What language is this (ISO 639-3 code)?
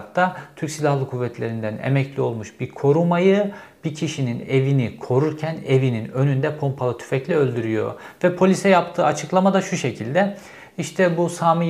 tur